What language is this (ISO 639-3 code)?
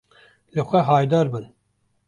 kur